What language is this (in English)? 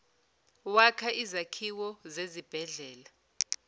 Zulu